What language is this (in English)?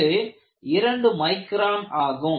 Tamil